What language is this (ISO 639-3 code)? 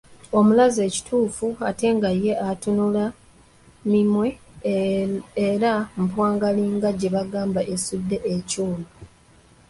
lug